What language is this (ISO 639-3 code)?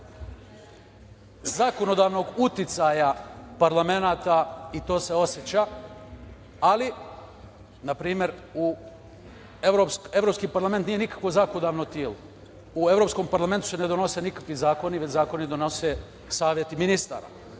srp